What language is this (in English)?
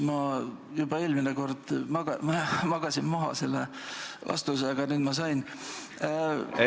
Estonian